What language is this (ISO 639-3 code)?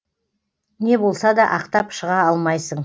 kaz